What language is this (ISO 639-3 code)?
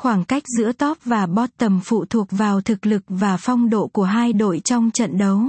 vie